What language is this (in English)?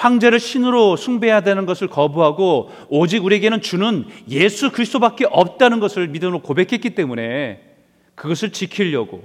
Korean